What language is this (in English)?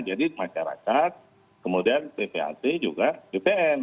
Indonesian